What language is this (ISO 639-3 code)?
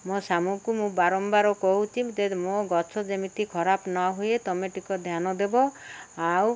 ori